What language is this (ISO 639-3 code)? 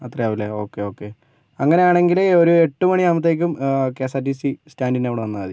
mal